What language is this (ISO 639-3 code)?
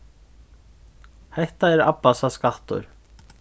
fao